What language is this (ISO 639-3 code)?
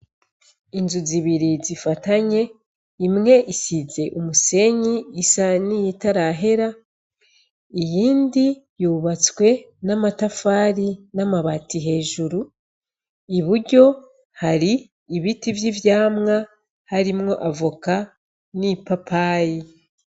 run